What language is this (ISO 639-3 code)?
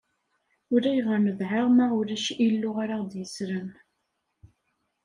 kab